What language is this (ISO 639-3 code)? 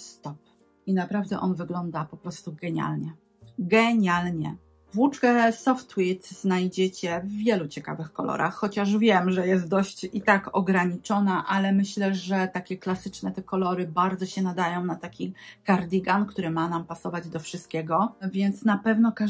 pol